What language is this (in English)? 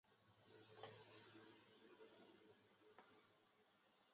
Chinese